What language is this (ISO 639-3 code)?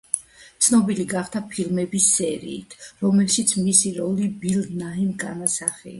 kat